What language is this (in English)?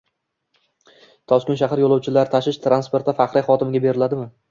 Uzbek